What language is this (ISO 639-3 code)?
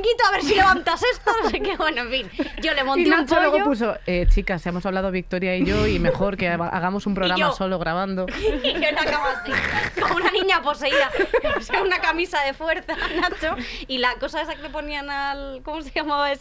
spa